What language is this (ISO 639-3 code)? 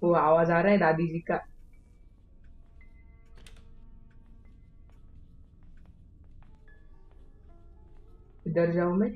hin